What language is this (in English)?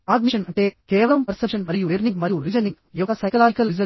Telugu